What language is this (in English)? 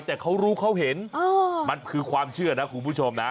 Thai